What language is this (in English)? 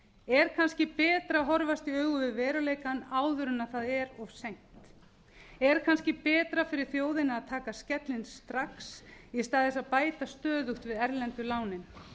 Icelandic